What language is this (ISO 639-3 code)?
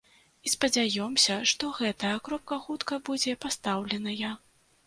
bel